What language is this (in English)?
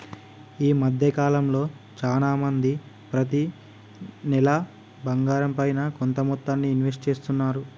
Telugu